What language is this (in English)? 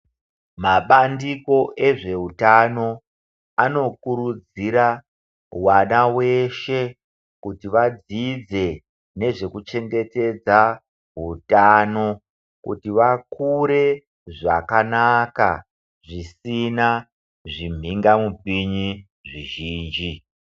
Ndau